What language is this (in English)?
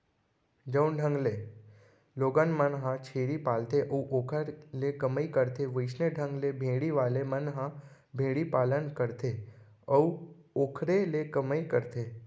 Chhattisgarhi